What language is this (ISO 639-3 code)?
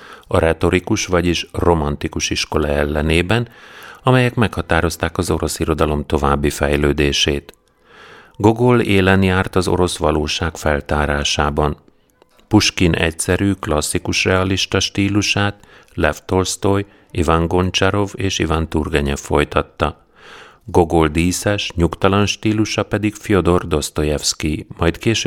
hun